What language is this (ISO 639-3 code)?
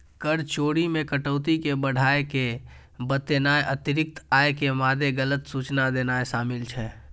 mai